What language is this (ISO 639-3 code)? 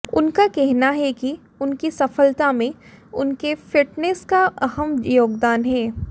hin